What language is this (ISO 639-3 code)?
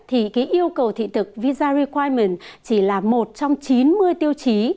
vie